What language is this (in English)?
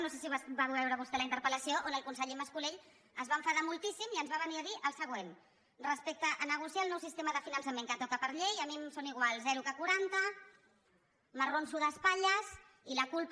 Catalan